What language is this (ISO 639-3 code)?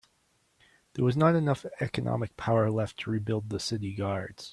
eng